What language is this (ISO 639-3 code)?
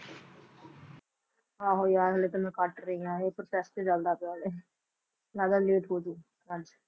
pan